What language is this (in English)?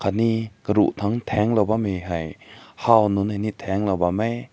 Rongmei Naga